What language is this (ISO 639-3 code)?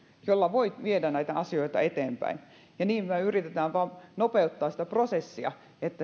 fin